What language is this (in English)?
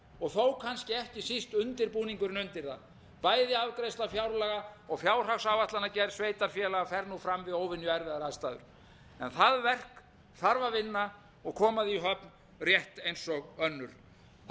Icelandic